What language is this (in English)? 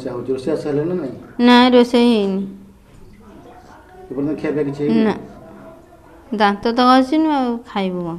Indonesian